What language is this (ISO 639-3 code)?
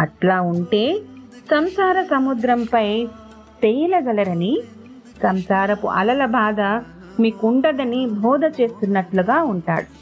tel